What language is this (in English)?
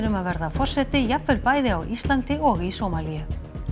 Icelandic